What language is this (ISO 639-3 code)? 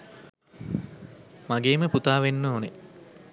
sin